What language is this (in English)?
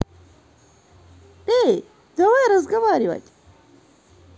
Russian